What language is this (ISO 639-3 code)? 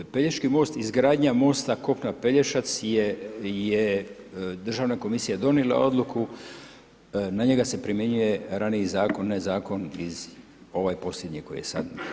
hrv